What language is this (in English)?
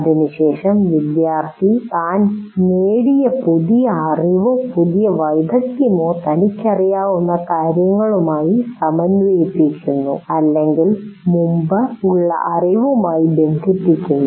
Malayalam